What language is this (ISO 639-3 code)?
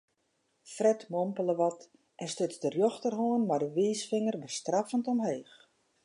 fry